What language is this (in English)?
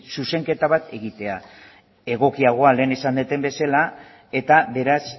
Basque